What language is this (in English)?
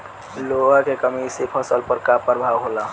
Bhojpuri